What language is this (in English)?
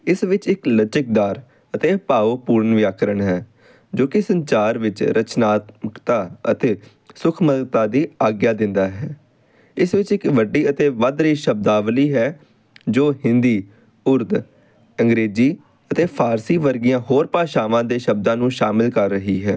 Punjabi